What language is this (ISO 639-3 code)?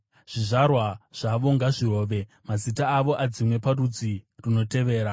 sna